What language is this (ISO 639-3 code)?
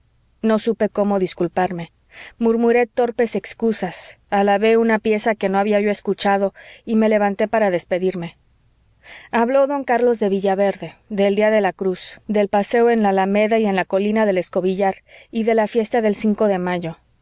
spa